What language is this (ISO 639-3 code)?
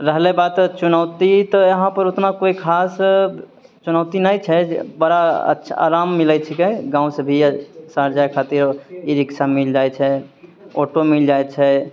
mai